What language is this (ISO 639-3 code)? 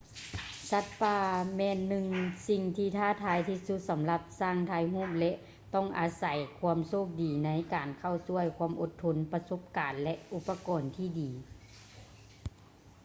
lao